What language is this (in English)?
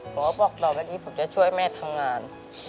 Thai